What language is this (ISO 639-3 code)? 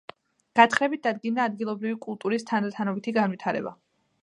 kat